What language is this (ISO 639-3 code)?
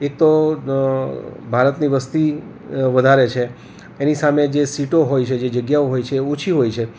guj